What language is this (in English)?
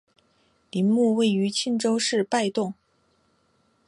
Chinese